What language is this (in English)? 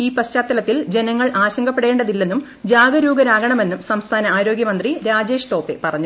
Malayalam